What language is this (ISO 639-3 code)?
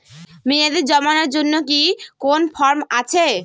ben